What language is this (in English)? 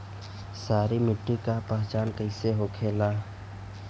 Bhojpuri